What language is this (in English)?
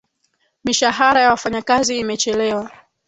Swahili